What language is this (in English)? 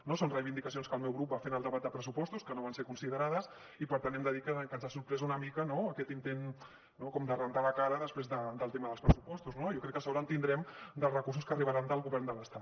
Catalan